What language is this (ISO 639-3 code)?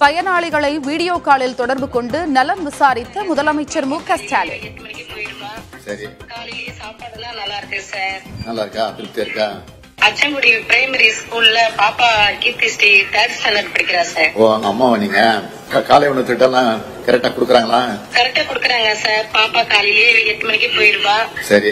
tam